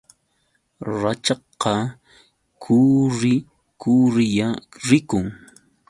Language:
Yauyos Quechua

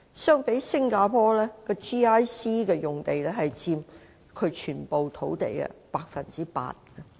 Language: Cantonese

